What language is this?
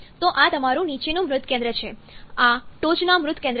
Gujarati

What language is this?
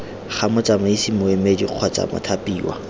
Tswana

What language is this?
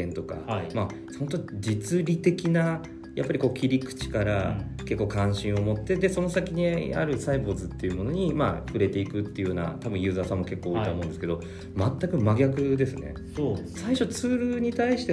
Japanese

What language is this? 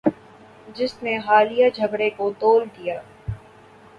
Urdu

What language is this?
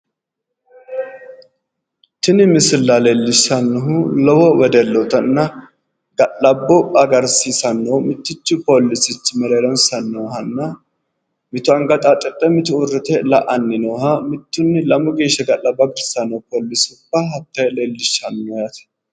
Sidamo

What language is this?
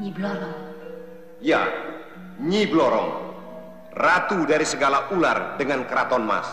Indonesian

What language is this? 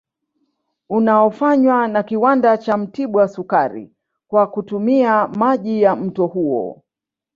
Swahili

